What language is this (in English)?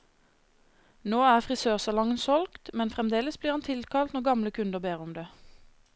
Norwegian